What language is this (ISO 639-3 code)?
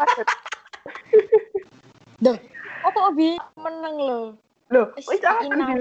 ind